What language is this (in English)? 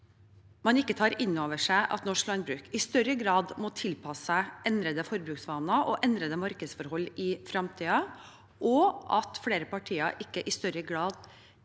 Norwegian